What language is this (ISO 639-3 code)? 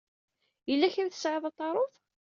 kab